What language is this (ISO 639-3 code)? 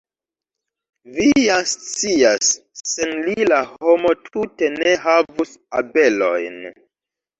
epo